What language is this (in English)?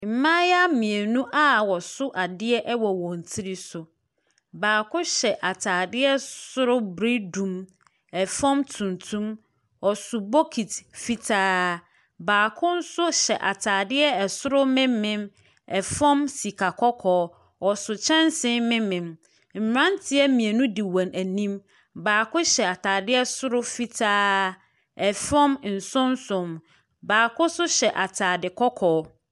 Akan